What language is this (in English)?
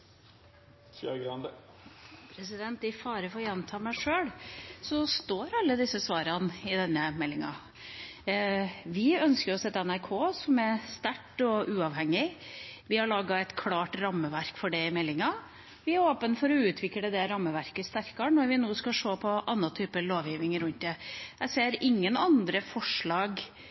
Norwegian Bokmål